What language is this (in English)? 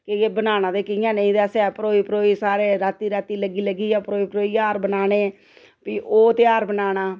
Dogri